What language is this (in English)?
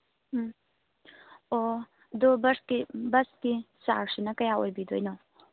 Manipuri